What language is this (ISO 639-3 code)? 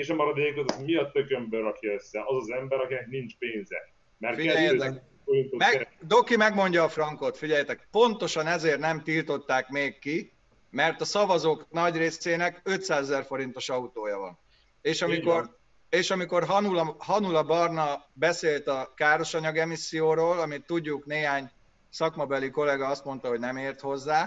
hun